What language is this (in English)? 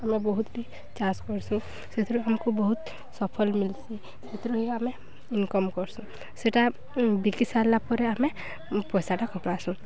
Odia